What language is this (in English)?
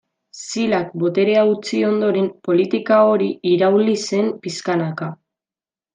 Basque